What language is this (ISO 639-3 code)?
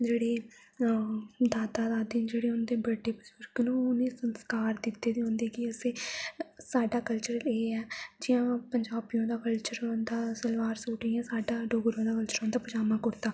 doi